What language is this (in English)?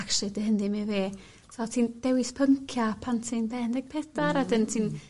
Welsh